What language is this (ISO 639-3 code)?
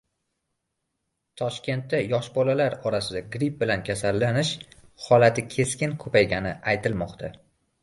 uzb